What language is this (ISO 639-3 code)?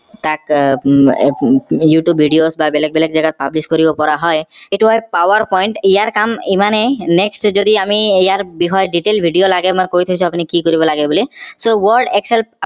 asm